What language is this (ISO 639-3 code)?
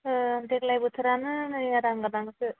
brx